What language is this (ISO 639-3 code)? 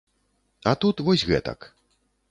bel